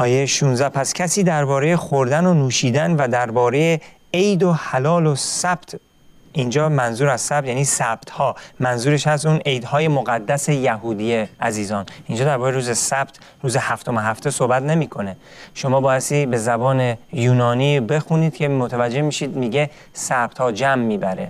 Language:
Persian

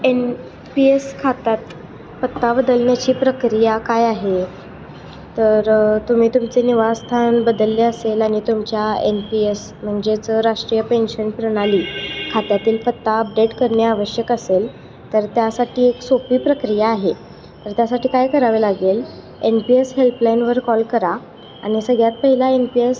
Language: Marathi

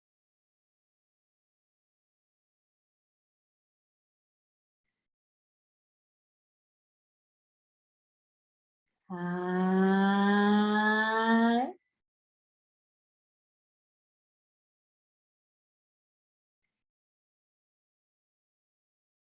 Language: Spanish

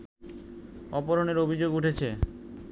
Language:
Bangla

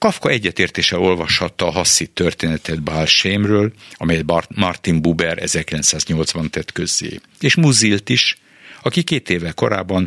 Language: Hungarian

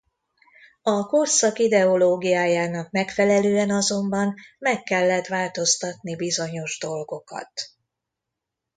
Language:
Hungarian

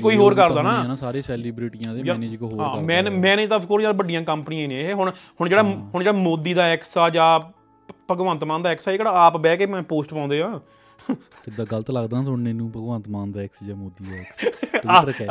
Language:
Punjabi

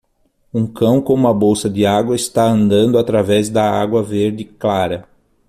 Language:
Portuguese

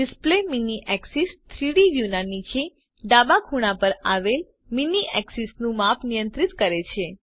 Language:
Gujarati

